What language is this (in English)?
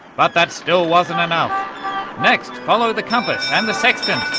English